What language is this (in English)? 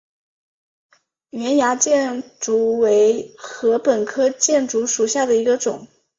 Chinese